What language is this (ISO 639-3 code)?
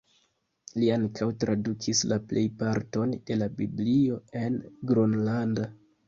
epo